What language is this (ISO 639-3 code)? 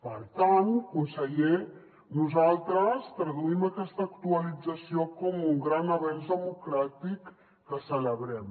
cat